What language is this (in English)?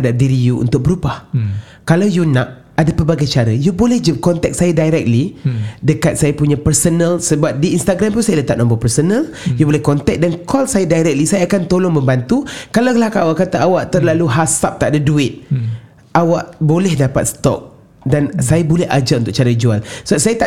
Malay